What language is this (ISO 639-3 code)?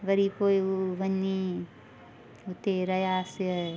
snd